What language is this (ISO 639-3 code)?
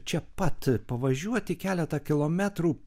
lit